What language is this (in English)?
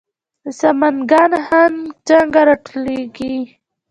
Pashto